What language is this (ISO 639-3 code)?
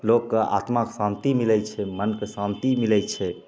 mai